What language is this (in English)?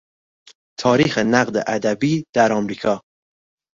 Persian